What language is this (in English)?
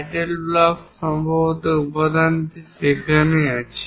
Bangla